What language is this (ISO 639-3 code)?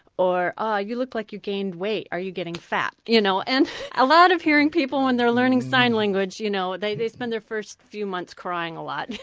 eng